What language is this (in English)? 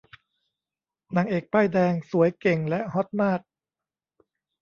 Thai